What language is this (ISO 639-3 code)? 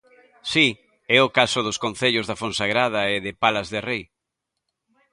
glg